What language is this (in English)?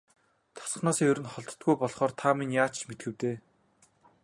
Mongolian